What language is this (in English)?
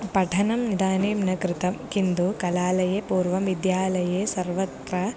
Sanskrit